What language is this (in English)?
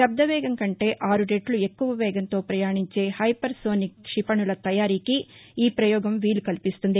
Telugu